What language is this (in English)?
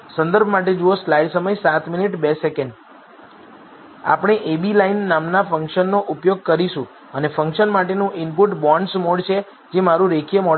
Gujarati